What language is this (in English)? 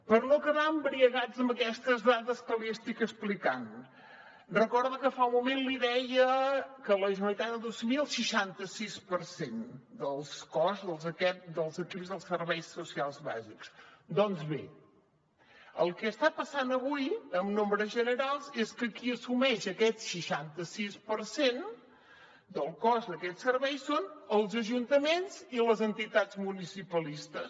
Catalan